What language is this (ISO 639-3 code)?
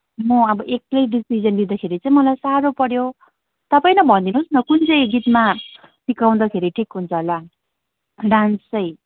nep